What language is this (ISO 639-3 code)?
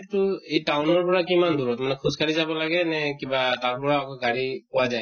asm